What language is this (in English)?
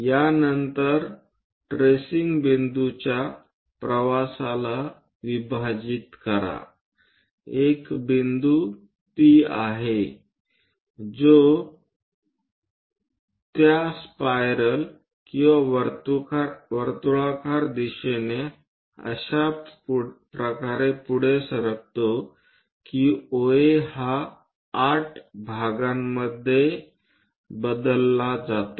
Marathi